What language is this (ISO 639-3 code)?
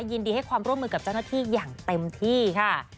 tha